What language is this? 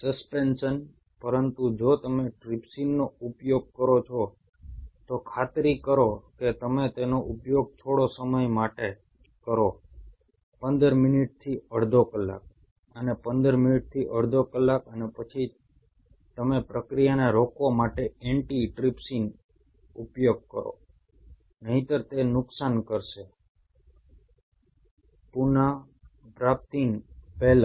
Gujarati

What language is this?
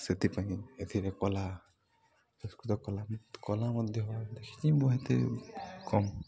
Odia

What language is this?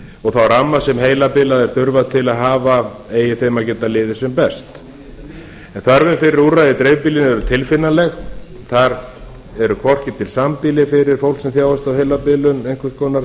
Icelandic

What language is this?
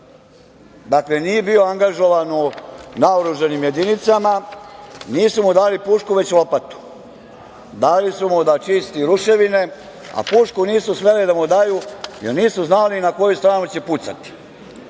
Serbian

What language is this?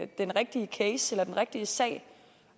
Danish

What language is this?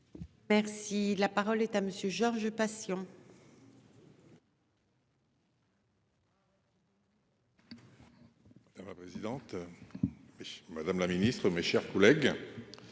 French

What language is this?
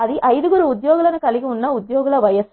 Telugu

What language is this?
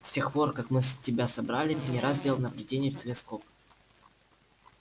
Russian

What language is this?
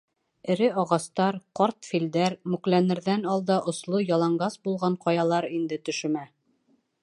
Bashkir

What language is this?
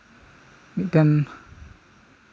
Santali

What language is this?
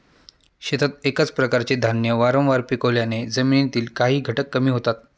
Marathi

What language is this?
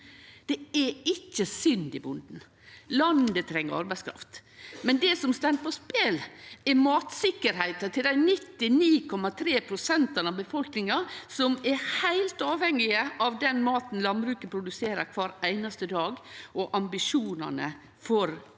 Norwegian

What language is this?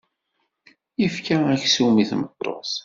Kabyle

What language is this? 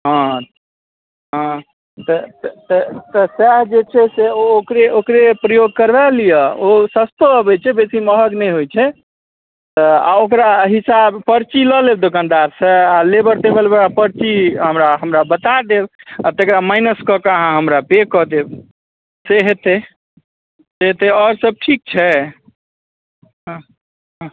Maithili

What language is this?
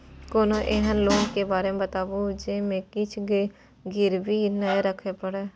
Maithili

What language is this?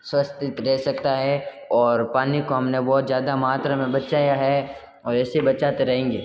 Hindi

